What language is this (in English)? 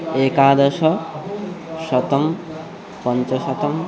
Sanskrit